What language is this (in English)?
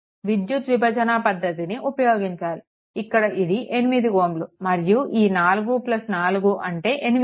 Telugu